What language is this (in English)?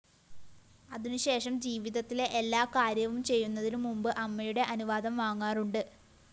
Malayalam